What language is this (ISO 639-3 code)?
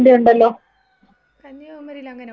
mal